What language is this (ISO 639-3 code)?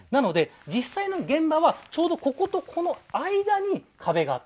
jpn